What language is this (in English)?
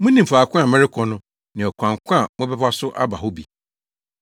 Akan